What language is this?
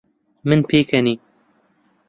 Central Kurdish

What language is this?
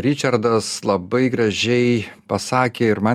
Lithuanian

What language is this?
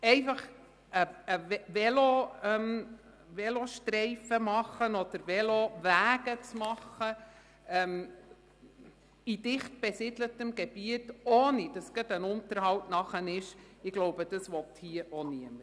Swiss German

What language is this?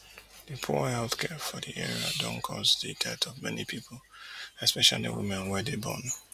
Nigerian Pidgin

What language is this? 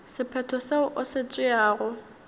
Northern Sotho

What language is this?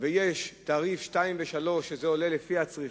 Hebrew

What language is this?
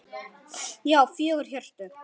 Icelandic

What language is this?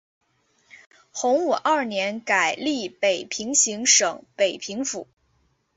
Chinese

